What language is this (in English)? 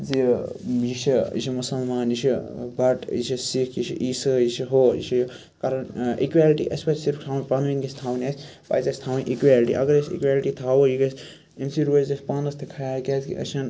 Kashmiri